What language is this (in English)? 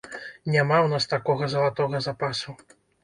Belarusian